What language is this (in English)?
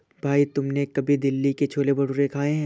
Hindi